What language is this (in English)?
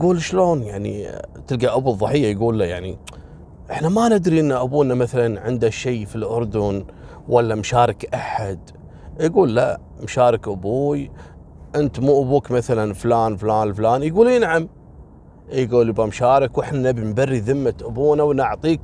Arabic